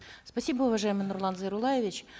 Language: Kazakh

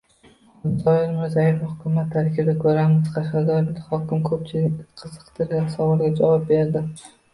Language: Uzbek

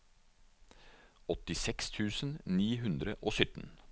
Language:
Norwegian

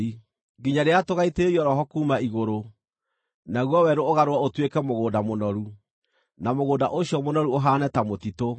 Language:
Kikuyu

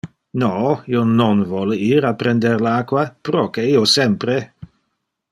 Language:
Interlingua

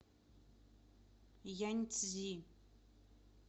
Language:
Russian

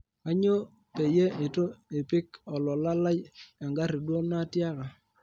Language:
Masai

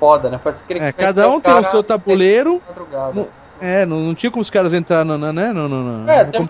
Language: Portuguese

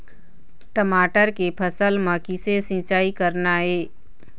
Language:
Chhattisgarhi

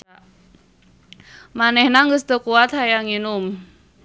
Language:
Sundanese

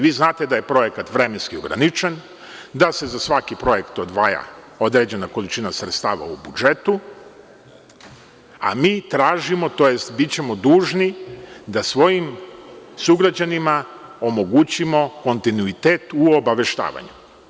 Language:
Serbian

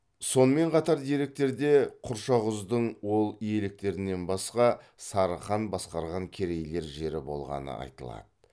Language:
Kazakh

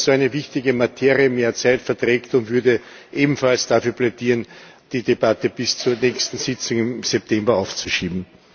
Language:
German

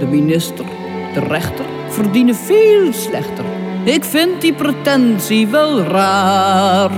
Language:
Dutch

